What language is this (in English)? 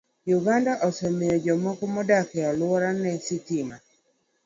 Luo (Kenya and Tanzania)